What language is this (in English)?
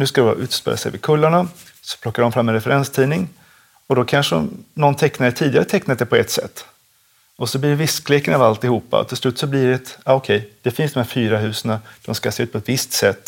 Swedish